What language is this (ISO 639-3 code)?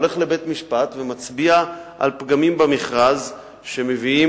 heb